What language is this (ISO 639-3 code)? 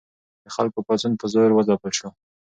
pus